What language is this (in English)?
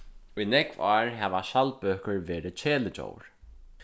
Faroese